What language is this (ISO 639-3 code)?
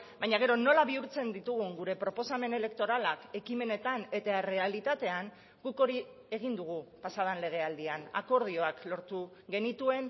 eus